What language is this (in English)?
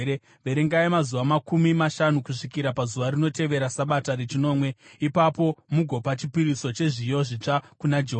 Shona